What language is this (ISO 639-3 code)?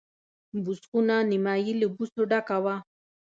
pus